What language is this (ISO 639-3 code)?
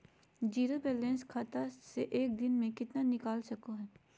mag